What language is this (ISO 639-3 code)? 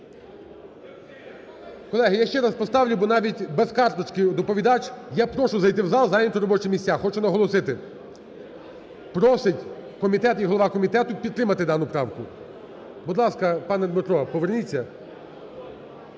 ukr